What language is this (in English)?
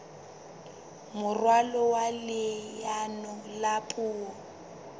Southern Sotho